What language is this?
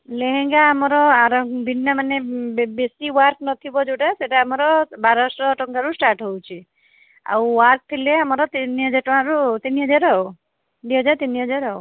Odia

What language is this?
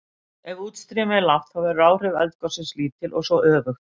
Icelandic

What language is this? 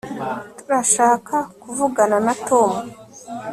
Kinyarwanda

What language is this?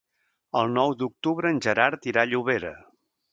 Catalan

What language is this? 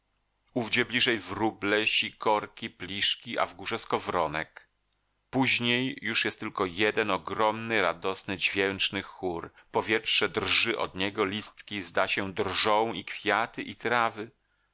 Polish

